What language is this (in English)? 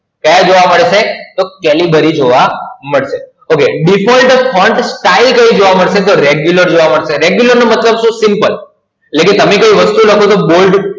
Gujarati